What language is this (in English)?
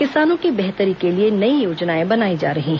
Hindi